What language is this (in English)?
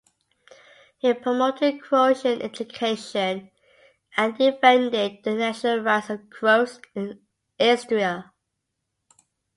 English